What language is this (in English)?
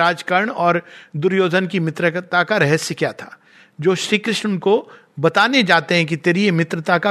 Hindi